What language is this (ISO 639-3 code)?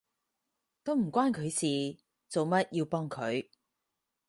yue